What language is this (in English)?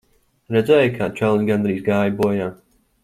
Latvian